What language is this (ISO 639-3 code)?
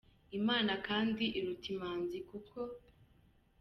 kin